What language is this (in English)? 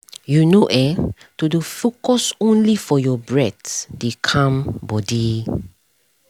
Nigerian Pidgin